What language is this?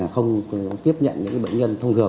Vietnamese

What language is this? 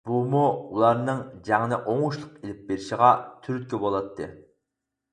Uyghur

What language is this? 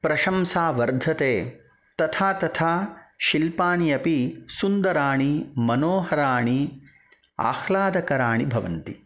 Sanskrit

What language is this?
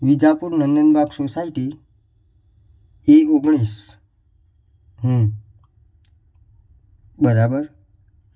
Gujarati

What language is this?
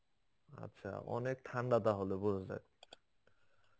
Bangla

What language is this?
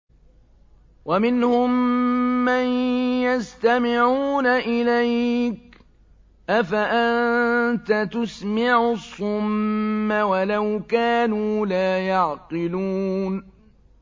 Arabic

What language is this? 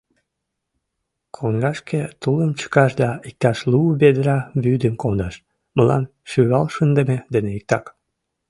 Mari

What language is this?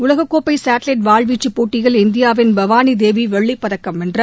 Tamil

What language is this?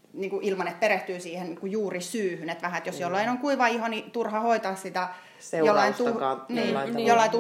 Finnish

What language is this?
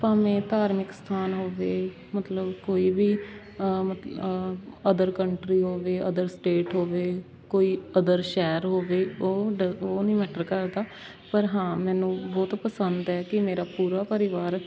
Punjabi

